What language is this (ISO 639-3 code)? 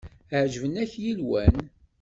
kab